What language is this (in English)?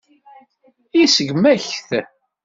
Kabyle